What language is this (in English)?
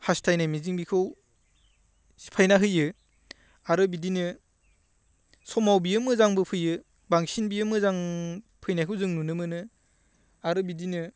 Bodo